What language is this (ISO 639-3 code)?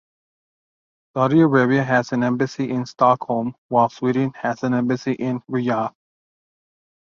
eng